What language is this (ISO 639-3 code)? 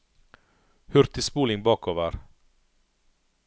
nor